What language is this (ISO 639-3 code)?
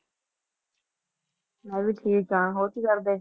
pan